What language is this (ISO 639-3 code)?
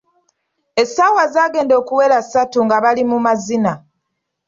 lug